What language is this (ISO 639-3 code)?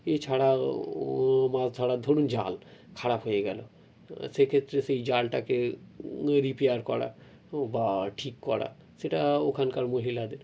ben